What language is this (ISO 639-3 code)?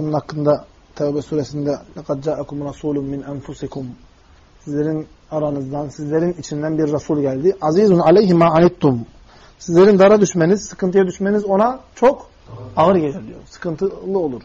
tur